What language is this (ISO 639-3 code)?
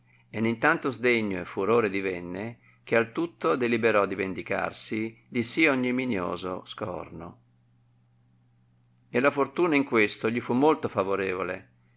ita